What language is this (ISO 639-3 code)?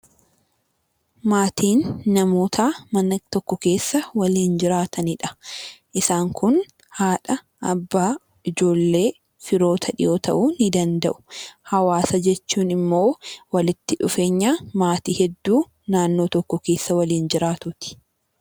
orm